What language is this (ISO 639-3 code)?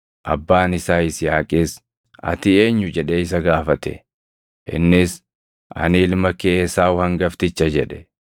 orm